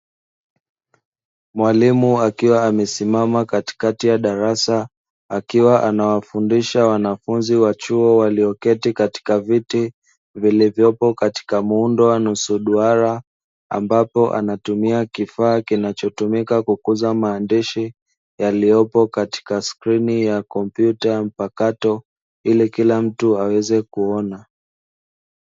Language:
Swahili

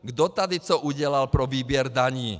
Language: Czech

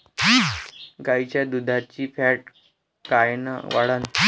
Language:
Marathi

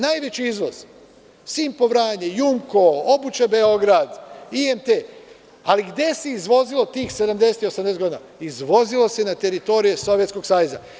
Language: Serbian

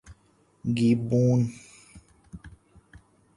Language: Urdu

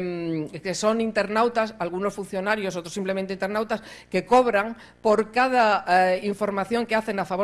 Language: Spanish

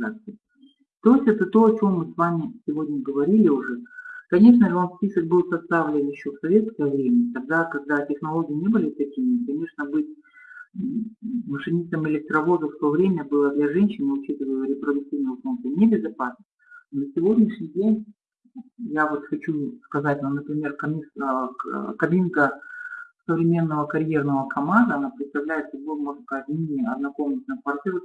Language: Russian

